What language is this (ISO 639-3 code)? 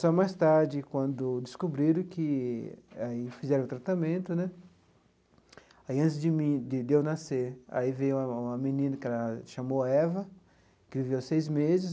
por